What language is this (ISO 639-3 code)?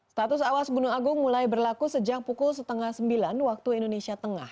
ind